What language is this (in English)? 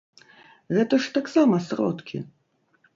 Belarusian